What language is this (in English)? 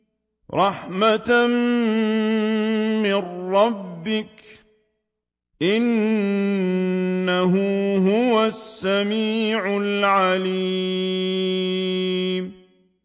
Arabic